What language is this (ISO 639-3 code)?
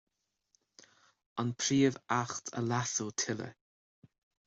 gle